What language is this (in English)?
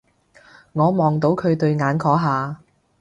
Cantonese